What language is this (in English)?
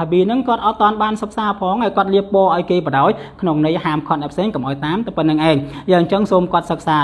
Indonesian